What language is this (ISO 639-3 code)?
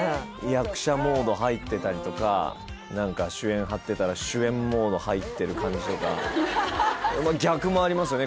jpn